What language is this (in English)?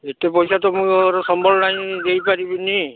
Odia